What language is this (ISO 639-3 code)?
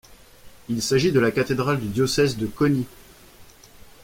fra